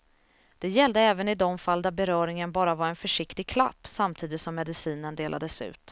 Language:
Swedish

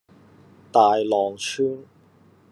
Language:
Cantonese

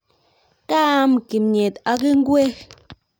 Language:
Kalenjin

